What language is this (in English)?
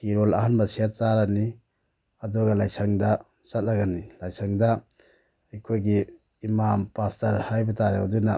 Manipuri